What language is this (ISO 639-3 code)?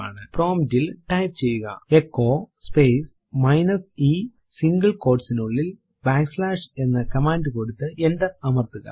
mal